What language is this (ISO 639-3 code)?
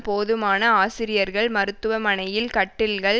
tam